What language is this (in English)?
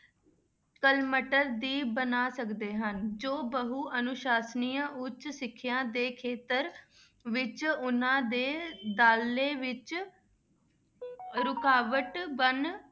Punjabi